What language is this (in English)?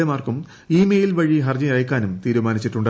Malayalam